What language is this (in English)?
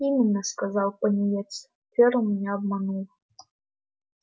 Russian